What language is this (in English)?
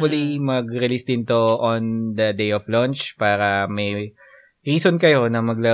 Filipino